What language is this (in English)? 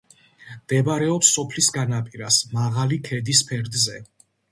Georgian